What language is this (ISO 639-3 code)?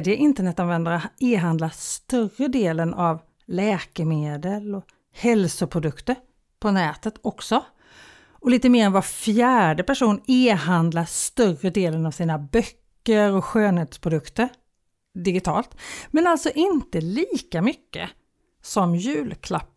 swe